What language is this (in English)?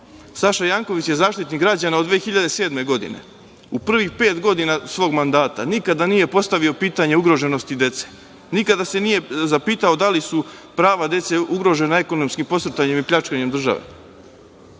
Serbian